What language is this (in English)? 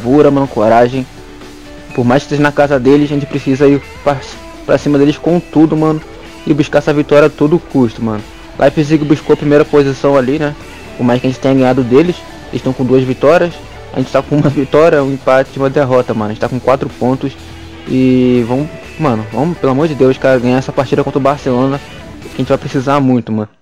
Portuguese